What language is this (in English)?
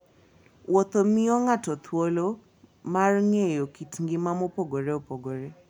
Luo (Kenya and Tanzania)